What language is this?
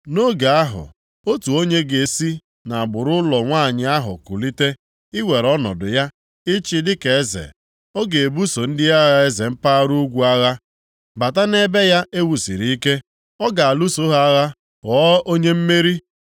Igbo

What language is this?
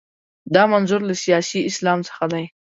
Pashto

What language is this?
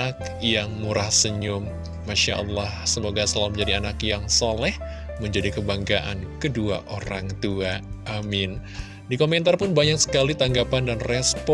Indonesian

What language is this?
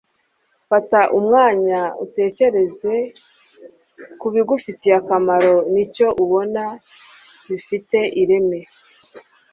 Kinyarwanda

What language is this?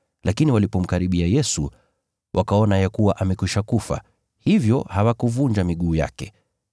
Swahili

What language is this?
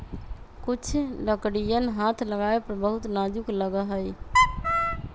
Magahi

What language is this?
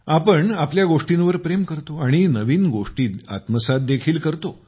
Marathi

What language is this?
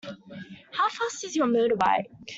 English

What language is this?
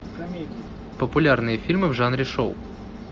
Russian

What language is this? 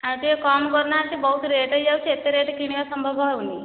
Odia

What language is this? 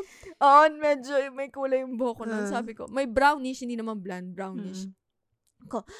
Filipino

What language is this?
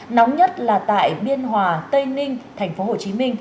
Vietnamese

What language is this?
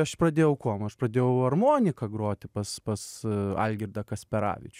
Lithuanian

